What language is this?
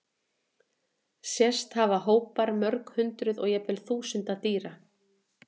Icelandic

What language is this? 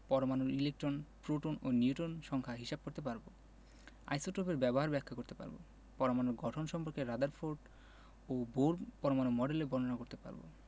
Bangla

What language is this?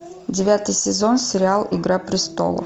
Russian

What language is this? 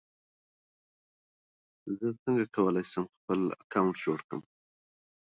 Pashto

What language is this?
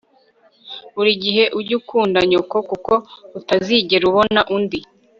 Kinyarwanda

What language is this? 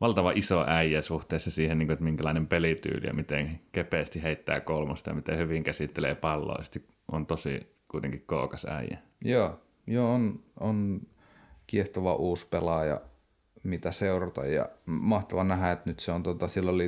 Finnish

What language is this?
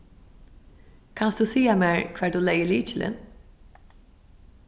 Faroese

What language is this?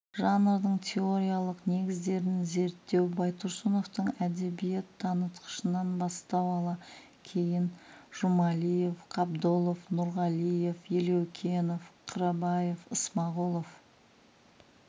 Kazakh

